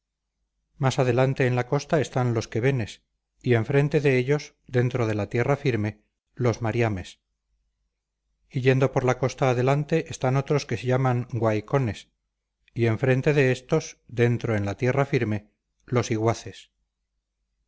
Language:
Spanish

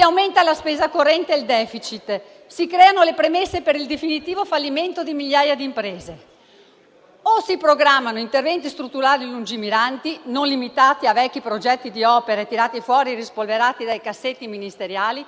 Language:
Italian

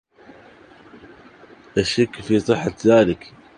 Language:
Arabic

